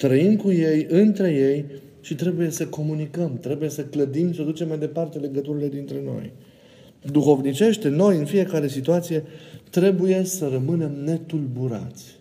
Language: Romanian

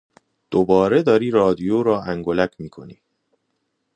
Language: Persian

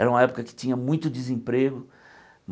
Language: Portuguese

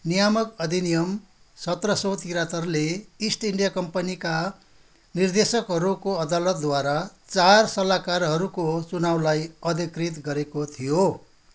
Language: Nepali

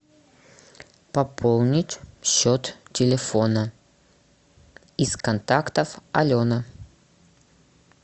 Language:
Russian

